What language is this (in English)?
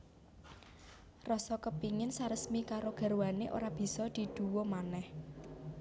Javanese